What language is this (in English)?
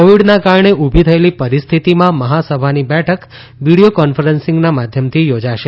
Gujarati